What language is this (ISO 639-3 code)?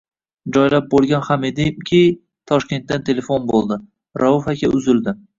uzb